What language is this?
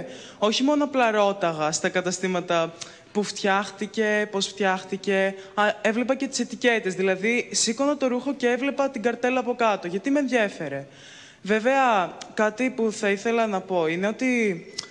Greek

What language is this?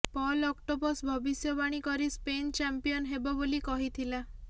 Odia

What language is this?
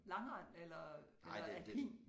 Danish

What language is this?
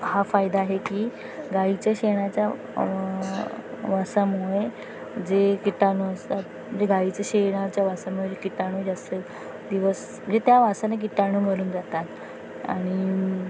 Marathi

